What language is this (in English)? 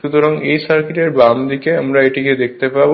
Bangla